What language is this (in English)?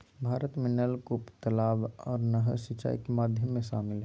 Magahi